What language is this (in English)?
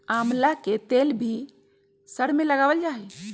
Magahi